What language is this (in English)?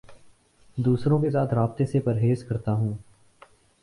Urdu